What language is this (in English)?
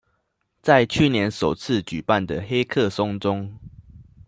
Chinese